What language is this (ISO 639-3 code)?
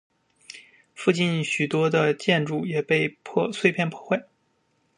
zho